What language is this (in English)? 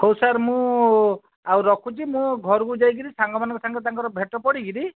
Odia